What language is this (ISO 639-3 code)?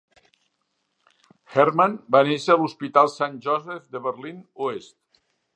cat